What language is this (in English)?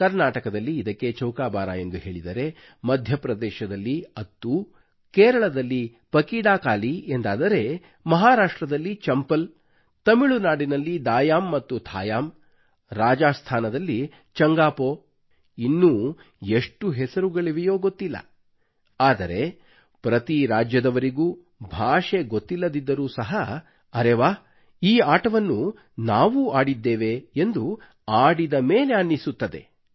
Kannada